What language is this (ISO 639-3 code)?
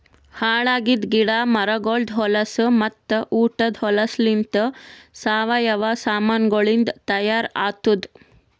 kan